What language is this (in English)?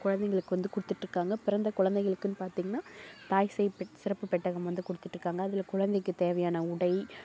Tamil